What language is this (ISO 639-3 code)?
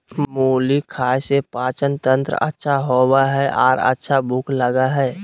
mag